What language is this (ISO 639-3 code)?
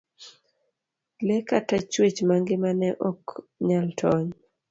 luo